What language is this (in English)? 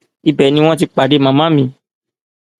Yoruba